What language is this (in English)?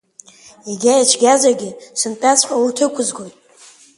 Abkhazian